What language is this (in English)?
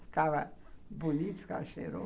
Portuguese